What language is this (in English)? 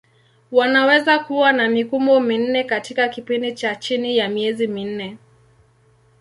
Swahili